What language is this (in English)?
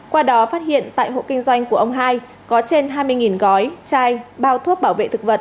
Vietnamese